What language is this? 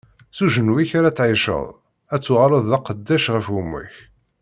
Kabyle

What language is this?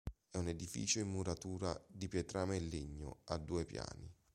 Italian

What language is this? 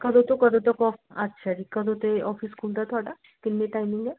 Punjabi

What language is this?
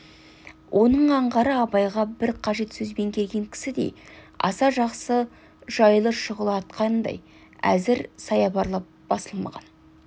Kazakh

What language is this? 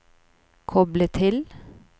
Norwegian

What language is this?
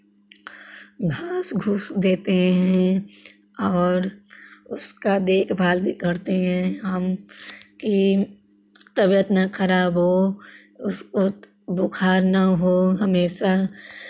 Hindi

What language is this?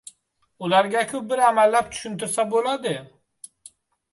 Uzbek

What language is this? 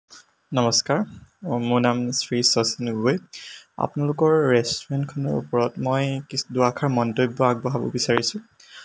Assamese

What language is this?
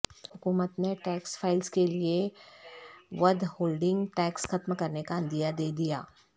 Urdu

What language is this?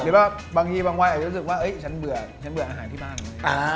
Thai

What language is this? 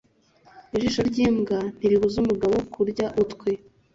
Kinyarwanda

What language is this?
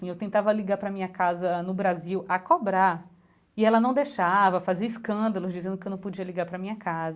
Portuguese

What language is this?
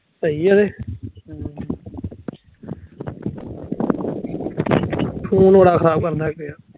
Punjabi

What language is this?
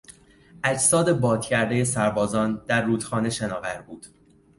Persian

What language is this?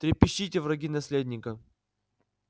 Russian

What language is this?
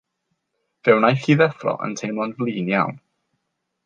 Welsh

